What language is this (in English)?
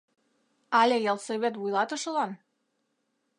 Mari